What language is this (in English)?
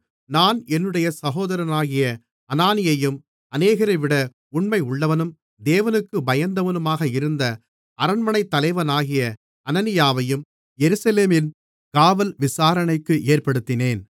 Tamil